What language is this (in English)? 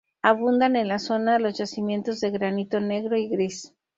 Spanish